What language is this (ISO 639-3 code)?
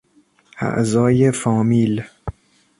fas